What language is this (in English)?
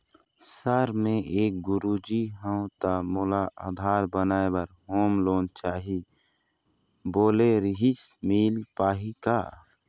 Chhattisgarhi